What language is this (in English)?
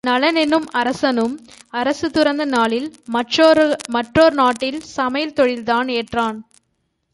Tamil